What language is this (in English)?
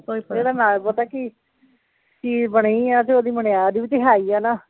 Punjabi